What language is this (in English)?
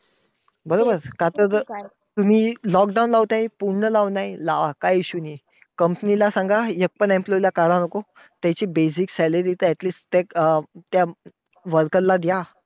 Marathi